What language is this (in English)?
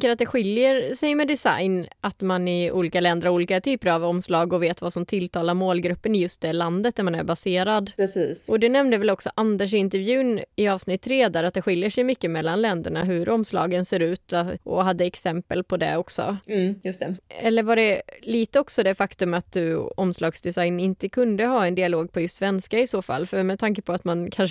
Swedish